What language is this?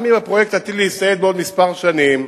Hebrew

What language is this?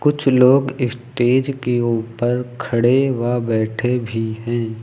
Hindi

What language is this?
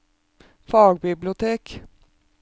Norwegian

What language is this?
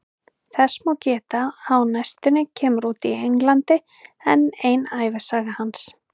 Icelandic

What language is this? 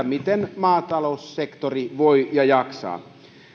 Finnish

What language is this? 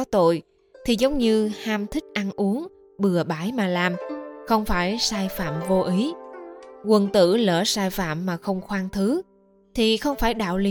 Vietnamese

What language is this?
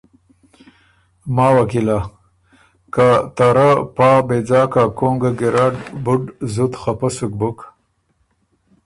Ormuri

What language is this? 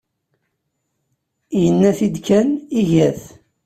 Kabyle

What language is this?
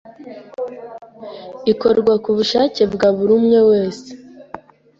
Kinyarwanda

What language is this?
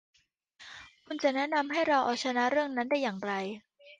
Thai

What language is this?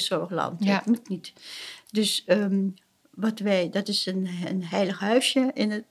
Dutch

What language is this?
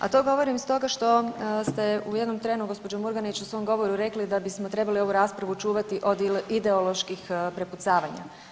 Croatian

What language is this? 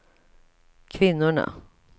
Swedish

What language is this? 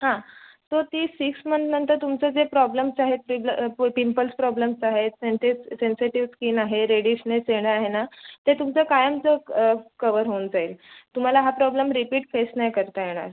Marathi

